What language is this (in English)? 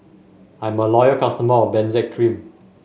English